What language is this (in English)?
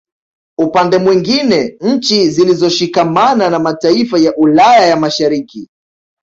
Swahili